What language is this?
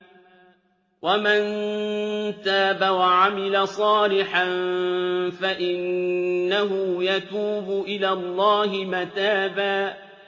Arabic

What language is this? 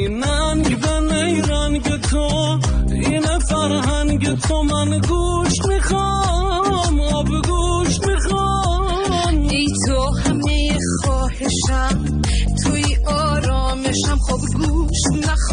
Persian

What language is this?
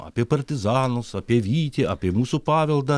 Lithuanian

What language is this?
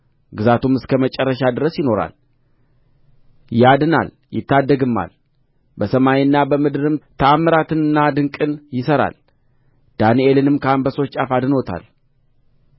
Amharic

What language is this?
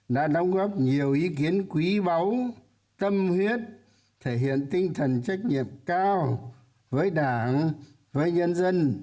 Vietnamese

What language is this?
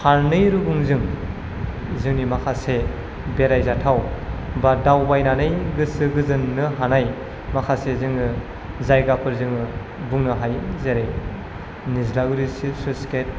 Bodo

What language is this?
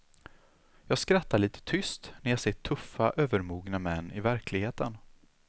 Swedish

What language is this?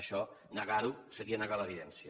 Catalan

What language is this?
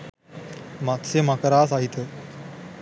Sinhala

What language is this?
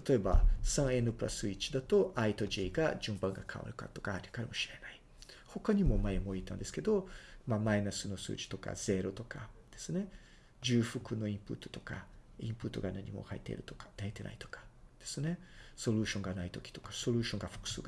Japanese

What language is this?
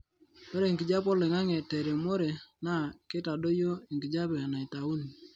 Masai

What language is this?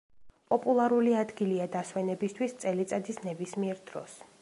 Georgian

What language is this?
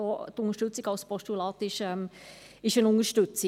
Swiss German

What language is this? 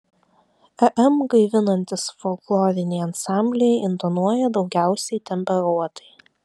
Lithuanian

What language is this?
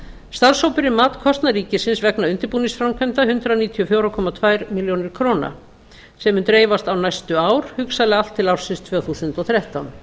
Icelandic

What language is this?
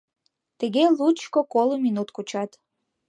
Mari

